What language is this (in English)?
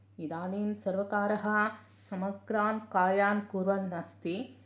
Sanskrit